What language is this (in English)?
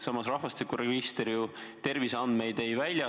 Estonian